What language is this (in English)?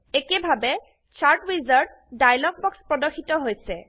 Assamese